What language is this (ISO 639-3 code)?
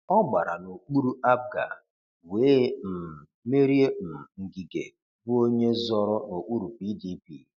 ibo